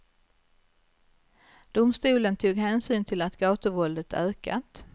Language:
Swedish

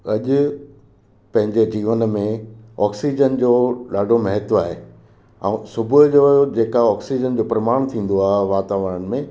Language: Sindhi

